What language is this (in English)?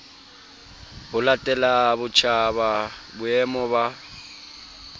Southern Sotho